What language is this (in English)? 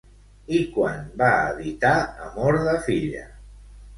Catalan